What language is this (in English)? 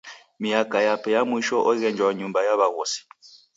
Taita